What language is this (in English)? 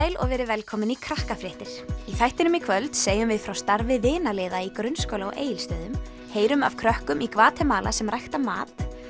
Icelandic